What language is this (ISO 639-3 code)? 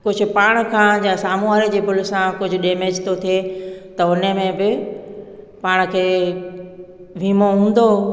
snd